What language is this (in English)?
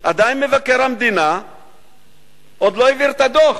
Hebrew